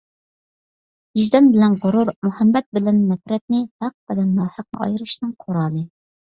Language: Uyghur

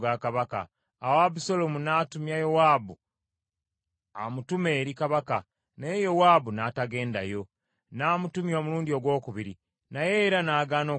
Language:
Ganda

